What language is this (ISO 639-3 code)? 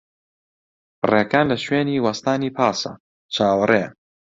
ckb